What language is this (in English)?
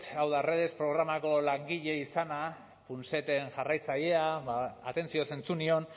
Basque